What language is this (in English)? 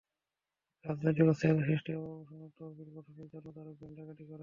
Bangla